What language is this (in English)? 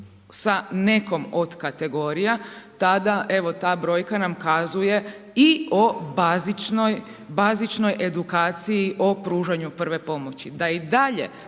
Croatian